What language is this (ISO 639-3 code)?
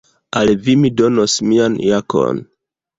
epo